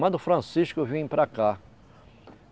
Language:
Portuguese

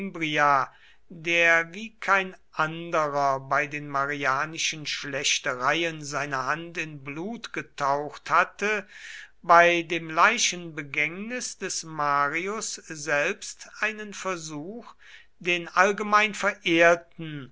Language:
German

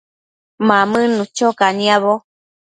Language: Matsés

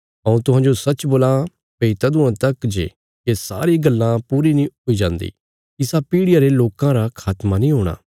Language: Bilaspuri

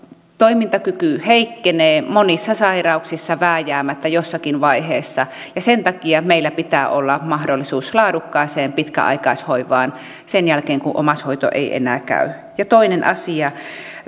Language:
Finnish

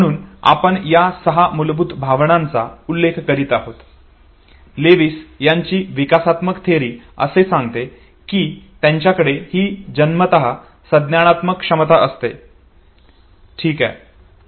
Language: Marathi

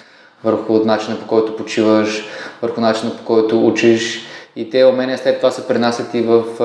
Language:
Bulgarian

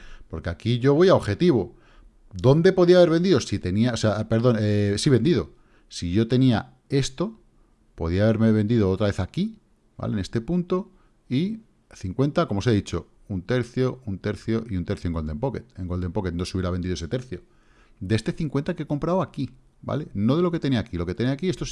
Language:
Spanish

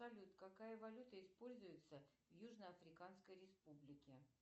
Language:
Russian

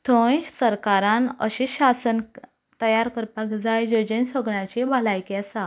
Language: Konkani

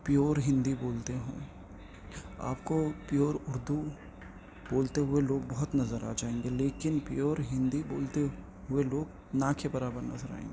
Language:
Urdu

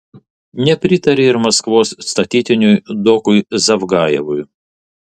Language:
Lithuanian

